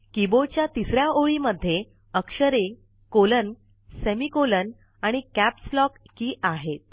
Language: Marathi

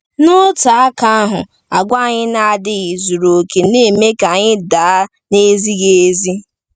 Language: Igbo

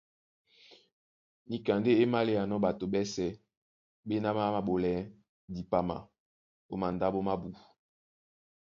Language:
Duala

